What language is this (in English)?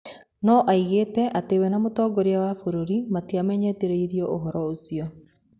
Kikuyu